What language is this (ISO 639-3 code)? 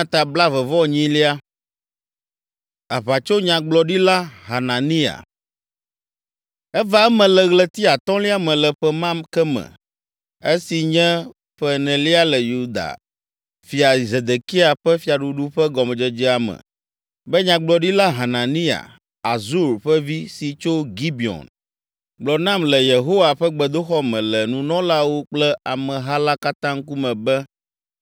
ewe